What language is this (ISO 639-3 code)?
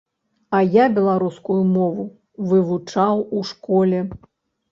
bel